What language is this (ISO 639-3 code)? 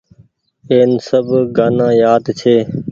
gig